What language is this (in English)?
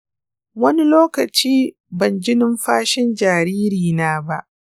Hausa